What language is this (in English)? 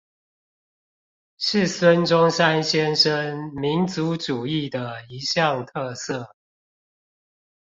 Chinese